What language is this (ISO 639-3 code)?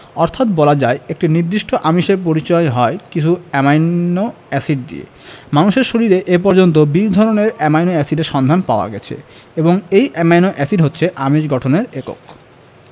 ben